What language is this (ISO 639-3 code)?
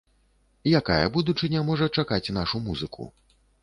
bel